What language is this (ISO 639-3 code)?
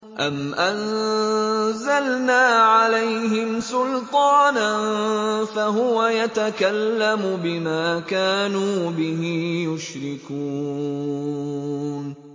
ara